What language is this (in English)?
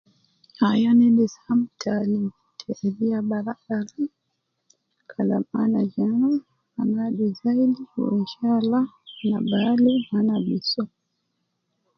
Nubi